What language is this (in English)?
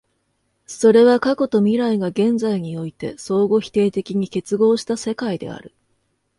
Japanese